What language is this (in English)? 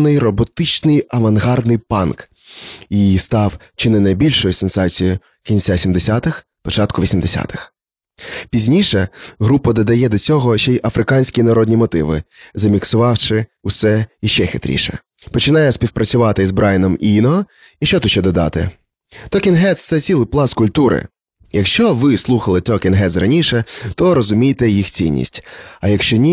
Ukrainian